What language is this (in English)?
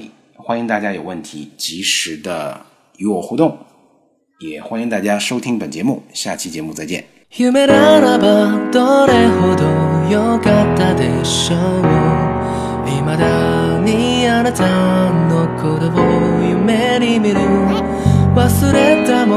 Chinese